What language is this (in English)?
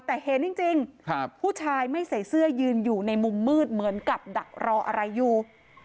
Thai